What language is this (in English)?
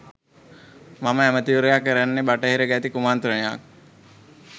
Sinhala